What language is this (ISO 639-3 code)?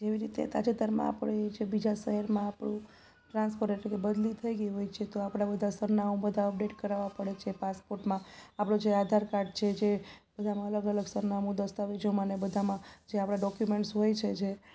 guj